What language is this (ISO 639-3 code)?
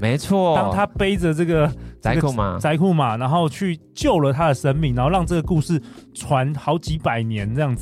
zho